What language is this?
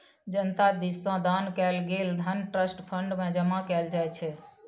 Maithili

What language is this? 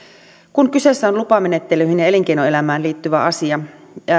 Finnish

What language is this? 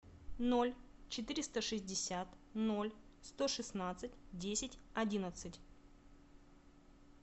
Russian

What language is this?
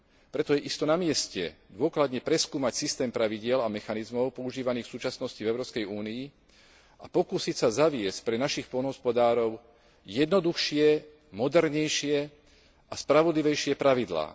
Slovak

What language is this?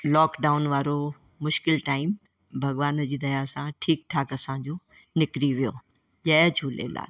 Sindhi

